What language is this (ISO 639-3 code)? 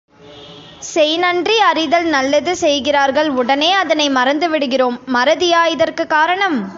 tam